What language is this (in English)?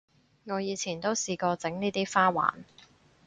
Cantonese